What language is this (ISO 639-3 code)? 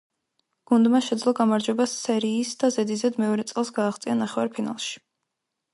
kat